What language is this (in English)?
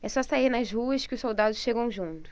Portuguese